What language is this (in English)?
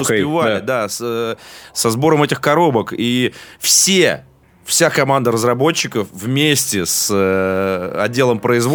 Russian